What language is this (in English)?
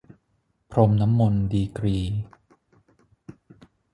Thai